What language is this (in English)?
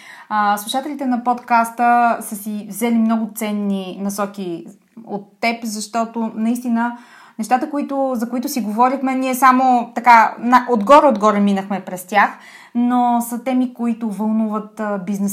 Bulgarian